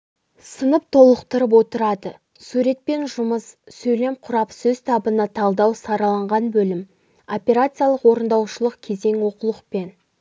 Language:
Kazakh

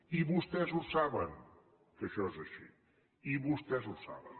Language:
Catalan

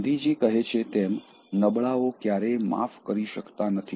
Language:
Gujarati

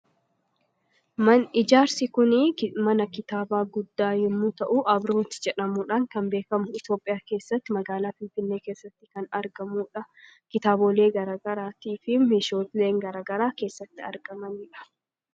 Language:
Oromo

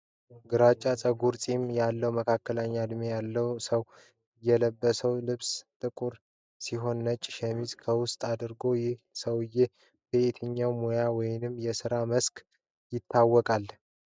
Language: Amharic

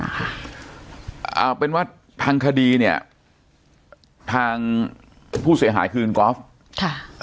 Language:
Thai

